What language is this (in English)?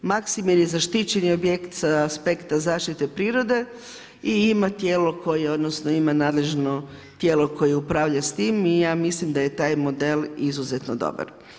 Croatian